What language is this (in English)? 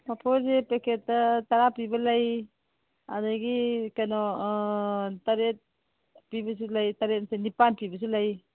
Manipuri